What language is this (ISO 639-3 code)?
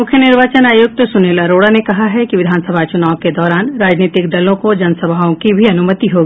hin